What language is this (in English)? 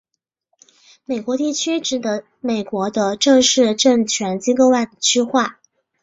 Chinese